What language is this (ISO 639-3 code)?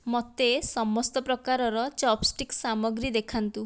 ori